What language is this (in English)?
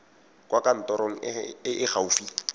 Tswana